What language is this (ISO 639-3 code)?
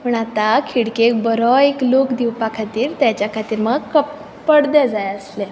kok